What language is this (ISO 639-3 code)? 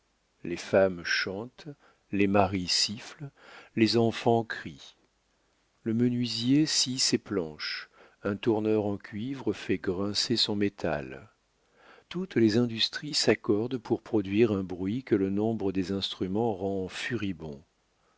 fra